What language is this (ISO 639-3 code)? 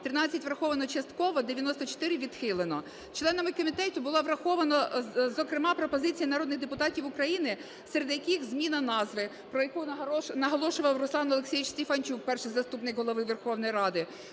ukr